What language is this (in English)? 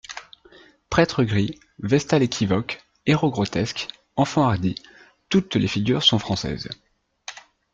French